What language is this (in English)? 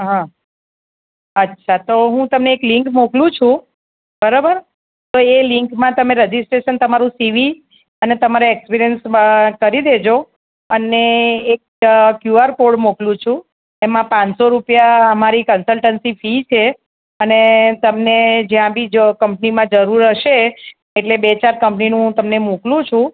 Gujarati